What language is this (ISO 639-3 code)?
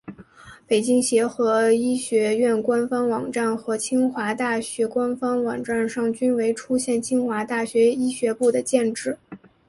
zho